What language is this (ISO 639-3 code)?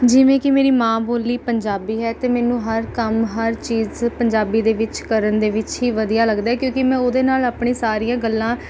pan